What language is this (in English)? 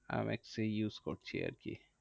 Bangla